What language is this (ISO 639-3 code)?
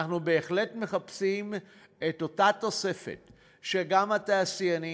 heb